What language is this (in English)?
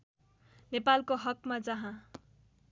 Nepali